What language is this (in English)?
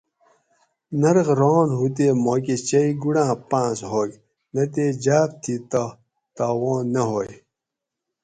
Gawri